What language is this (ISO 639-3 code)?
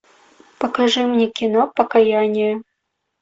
rus